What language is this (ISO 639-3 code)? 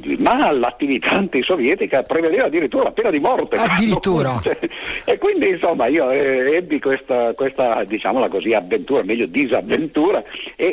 ita